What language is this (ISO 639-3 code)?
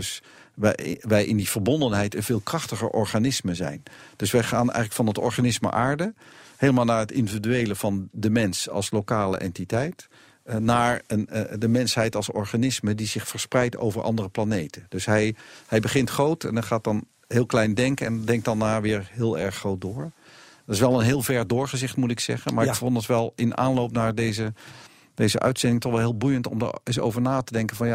nld